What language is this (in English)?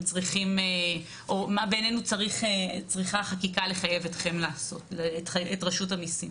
Hebrew